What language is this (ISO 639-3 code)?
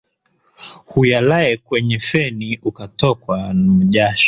swa